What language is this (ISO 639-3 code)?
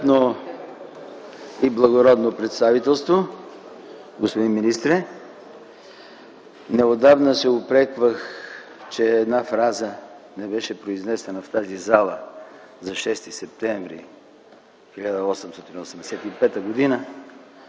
bul